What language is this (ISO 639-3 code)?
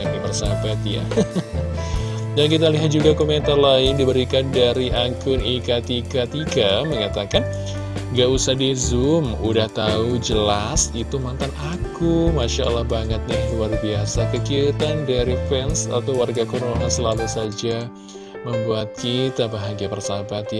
ind